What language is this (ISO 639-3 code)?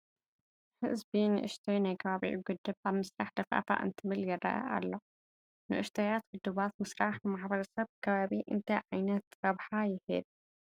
tir